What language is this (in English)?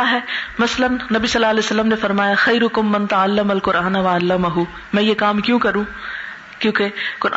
Urdu